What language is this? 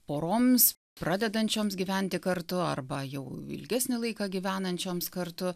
Lithuanian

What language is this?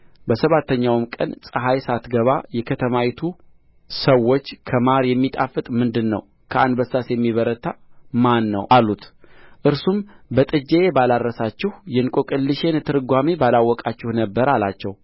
Amharic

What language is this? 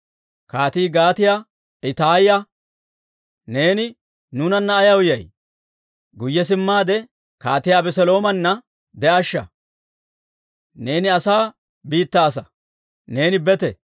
Dawro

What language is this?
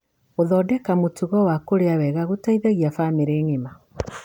Kikuyu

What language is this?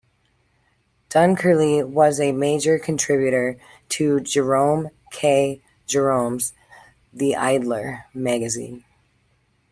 English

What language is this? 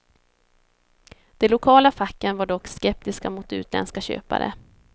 Swedish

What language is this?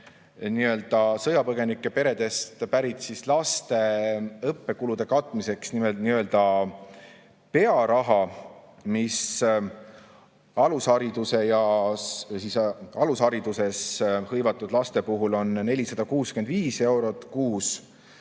Estonian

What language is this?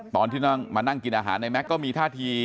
Thai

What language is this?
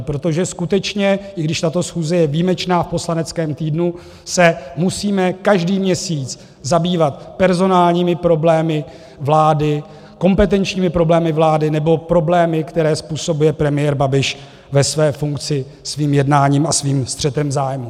Czech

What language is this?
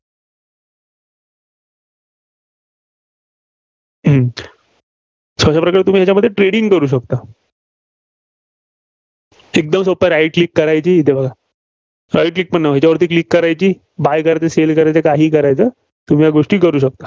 Marathi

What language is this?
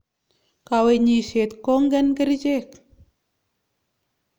Kalenjin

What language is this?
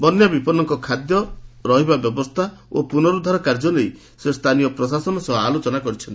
Odia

